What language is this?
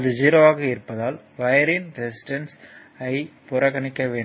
Tamil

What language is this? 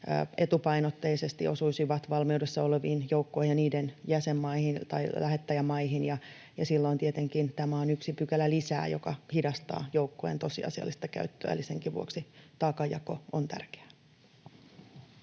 Finnish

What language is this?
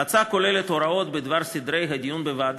Hebrew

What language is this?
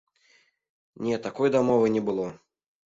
Belarusian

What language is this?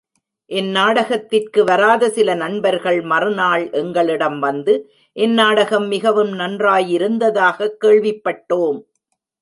Tamil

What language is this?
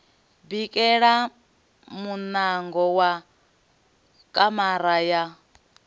Venda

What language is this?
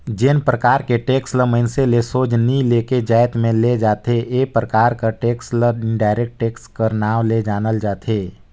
Chhattisgarhi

